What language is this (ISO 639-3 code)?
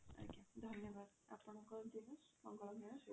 ori